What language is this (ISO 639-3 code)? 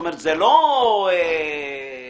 heb